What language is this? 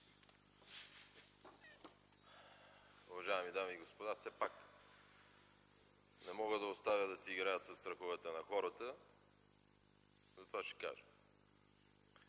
Bulgarian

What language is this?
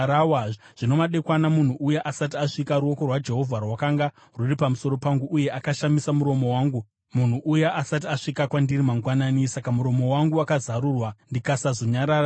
Shona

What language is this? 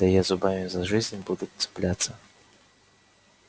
Russian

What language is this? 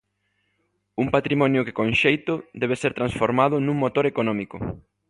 Galician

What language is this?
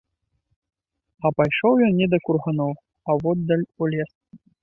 Belarusian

